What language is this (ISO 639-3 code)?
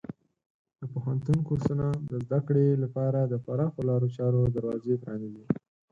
pus